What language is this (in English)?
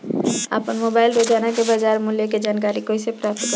Bhojpuri